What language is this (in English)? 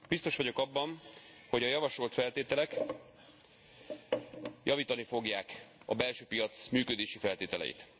Hungarian